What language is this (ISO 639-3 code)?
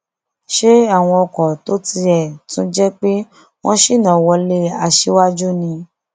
yor